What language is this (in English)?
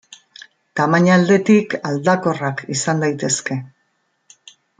Basque